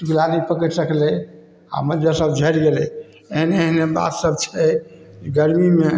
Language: Maithili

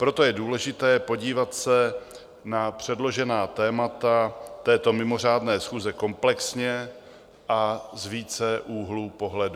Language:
Czech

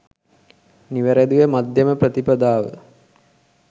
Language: Sinhala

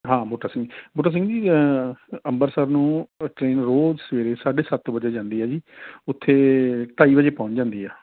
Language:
Punjabi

